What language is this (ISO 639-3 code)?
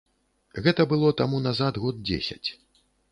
bel